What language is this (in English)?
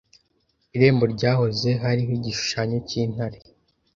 Kinyarwanda